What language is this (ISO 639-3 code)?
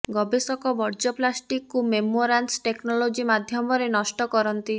ori